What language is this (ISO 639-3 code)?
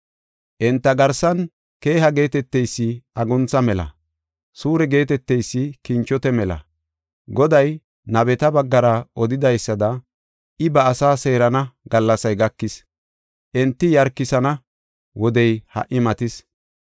gof